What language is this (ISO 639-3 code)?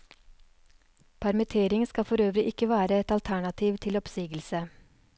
nor